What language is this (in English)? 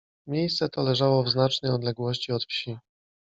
Polish